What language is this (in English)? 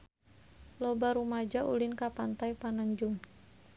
Sundanese